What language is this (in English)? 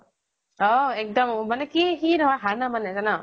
Assamese